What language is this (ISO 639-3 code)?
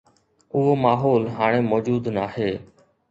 snd